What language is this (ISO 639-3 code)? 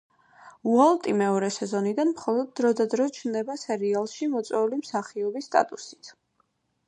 kat